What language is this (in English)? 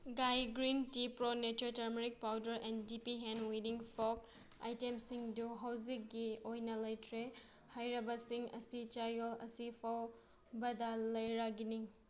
Manipuri